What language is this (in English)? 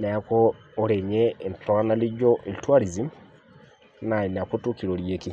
Masai